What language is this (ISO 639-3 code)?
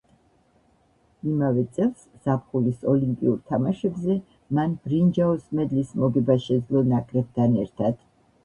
kat